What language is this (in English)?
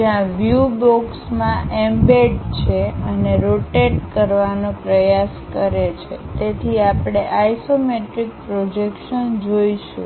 Gujarati